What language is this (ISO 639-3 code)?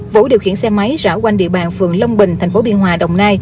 vie